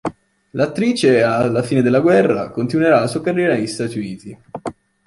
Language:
Italian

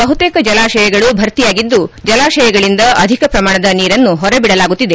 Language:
Kannada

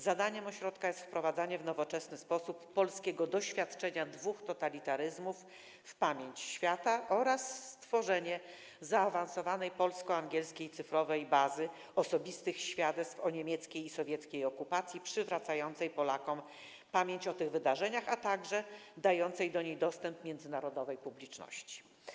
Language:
Polish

